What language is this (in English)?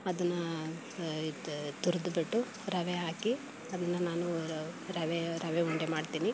Kannada